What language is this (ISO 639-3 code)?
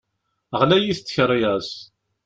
kab